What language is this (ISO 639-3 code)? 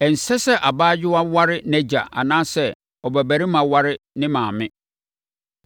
aka